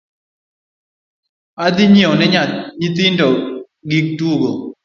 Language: Luo (Kenya and Tanzania)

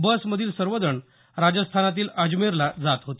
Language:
Marathi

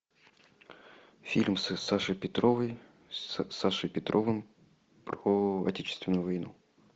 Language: Russian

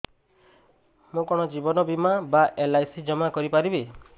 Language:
Odia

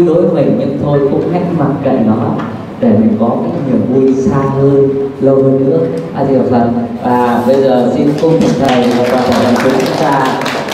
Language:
Vietnamese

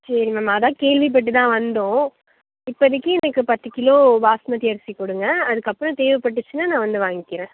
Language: Tamil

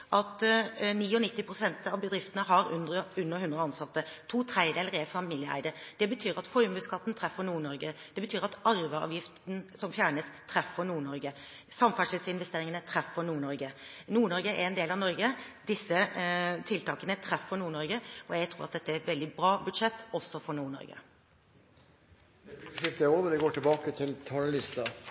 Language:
Norwegian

